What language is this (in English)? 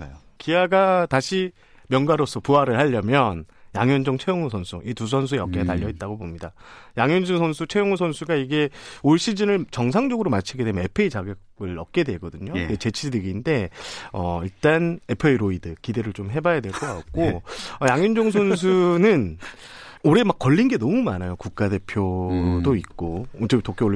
Korean